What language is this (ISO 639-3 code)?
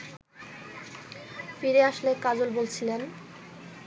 ben